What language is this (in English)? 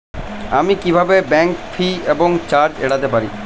Bangla